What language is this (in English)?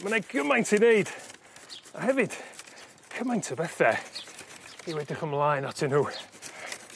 Welsh